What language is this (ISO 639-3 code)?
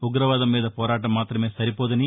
tel